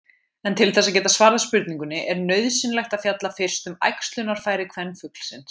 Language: Icelandic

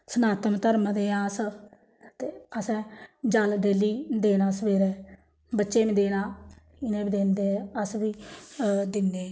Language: Dogri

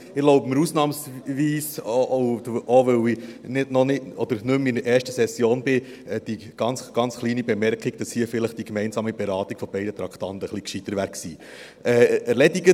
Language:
Swiss German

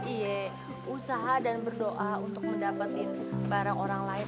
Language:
Indonesian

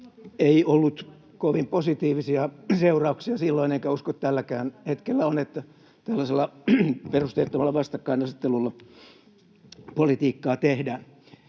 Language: Finnish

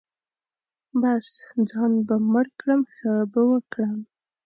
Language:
Pashto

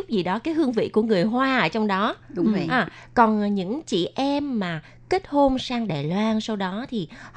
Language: Vietnamese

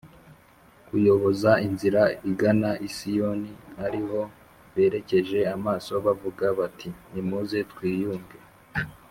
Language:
Kinyarwanda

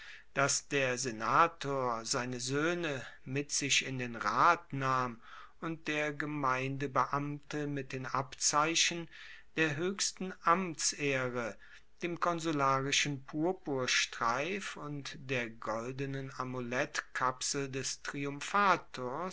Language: German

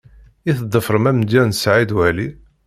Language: Kabyle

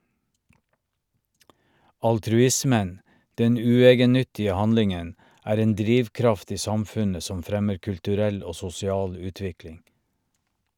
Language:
Norwegian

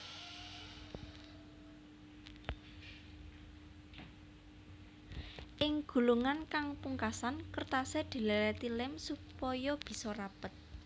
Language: Javanese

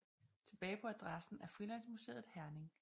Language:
Danish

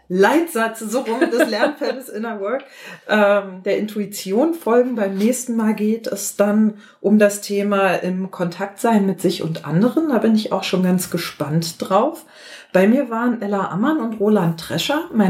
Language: German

